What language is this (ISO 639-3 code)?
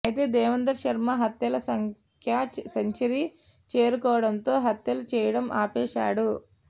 tel